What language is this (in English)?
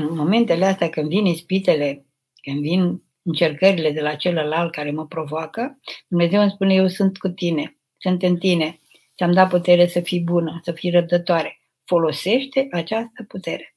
Romanian